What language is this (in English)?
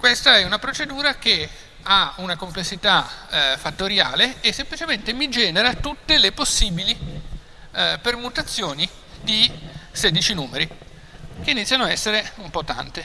Italian